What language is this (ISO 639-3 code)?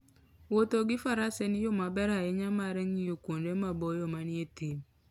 luo